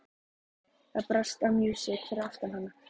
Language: Icelandic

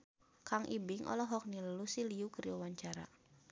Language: Sundanese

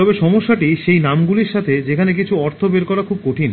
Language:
Bangla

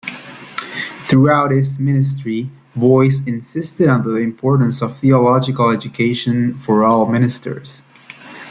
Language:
English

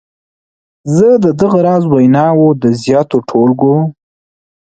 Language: Pashto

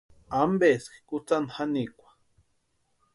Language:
Western Highland Purepecha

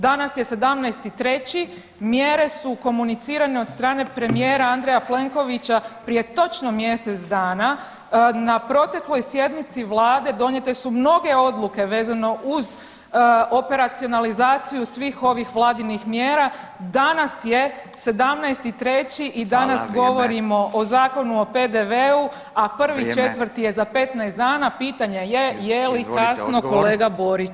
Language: Croatian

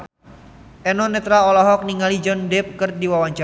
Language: Sundanese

